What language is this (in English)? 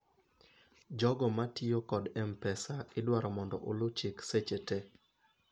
Luo (Kenya and Tanzania)